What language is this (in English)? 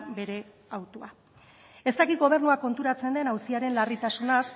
Basque